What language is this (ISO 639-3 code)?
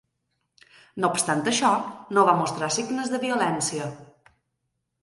cat